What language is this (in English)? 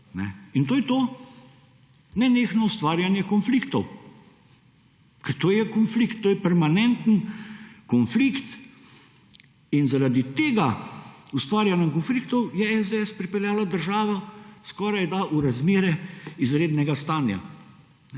Slovenian